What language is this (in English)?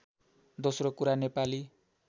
Nepali